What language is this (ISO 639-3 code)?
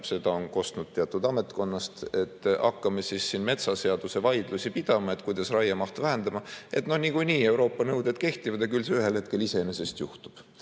est